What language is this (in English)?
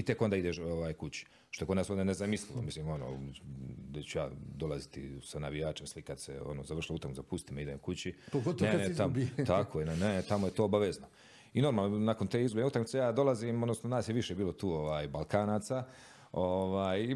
Croatian